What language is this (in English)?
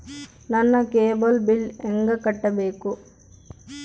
Kannada